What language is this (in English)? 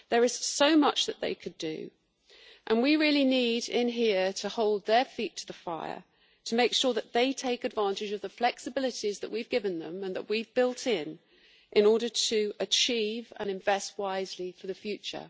English